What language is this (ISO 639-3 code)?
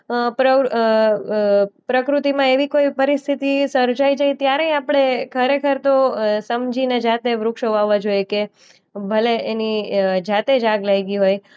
guj